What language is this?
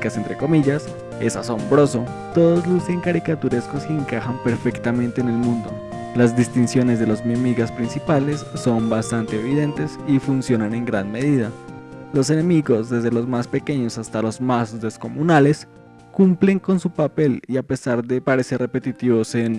Spanish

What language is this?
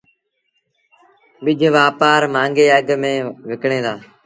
Sindhi Bhil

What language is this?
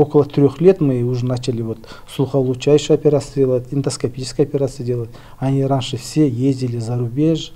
Russian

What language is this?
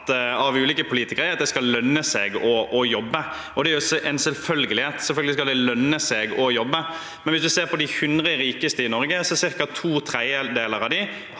Norwegian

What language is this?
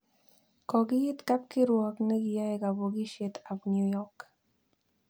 Kalenjin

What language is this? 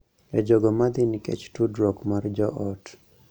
Luo (Kenya and Tanzania)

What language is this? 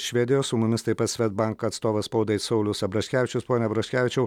Lithuanian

